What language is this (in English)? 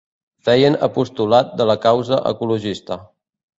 Catalan